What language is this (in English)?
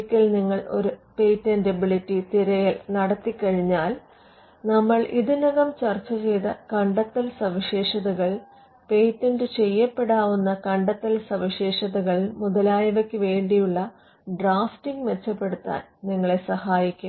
Malayalam